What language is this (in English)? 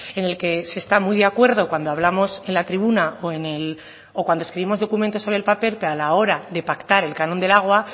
Spanish